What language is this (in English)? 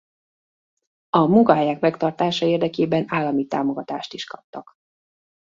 Hungarian